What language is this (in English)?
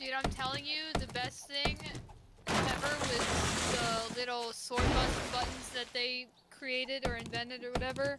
English